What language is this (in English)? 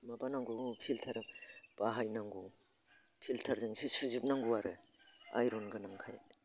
Bodo